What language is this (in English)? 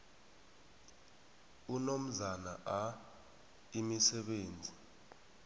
South Ndebele